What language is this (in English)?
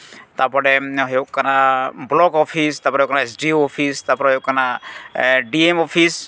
Santali